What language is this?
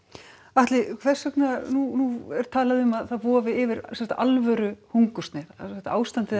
Icelandic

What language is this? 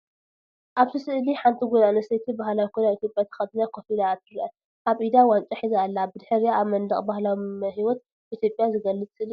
Tigrinya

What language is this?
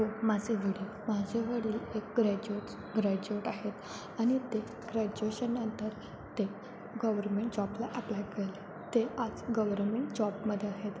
Marathi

